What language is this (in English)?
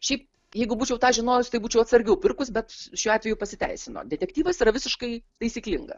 Lithuanian